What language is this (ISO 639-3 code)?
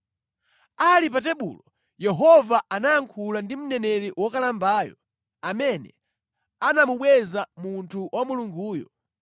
nya